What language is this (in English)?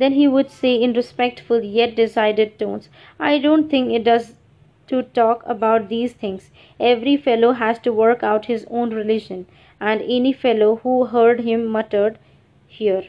English